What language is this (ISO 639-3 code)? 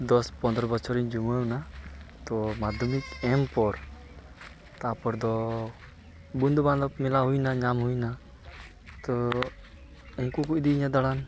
sat